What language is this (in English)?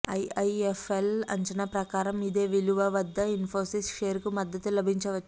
Telugu